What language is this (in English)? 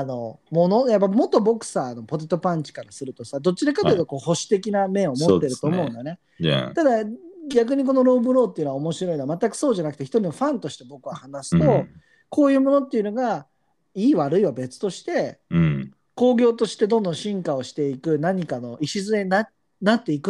Japanese